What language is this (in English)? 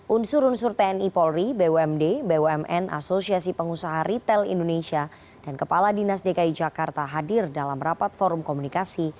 Indonesian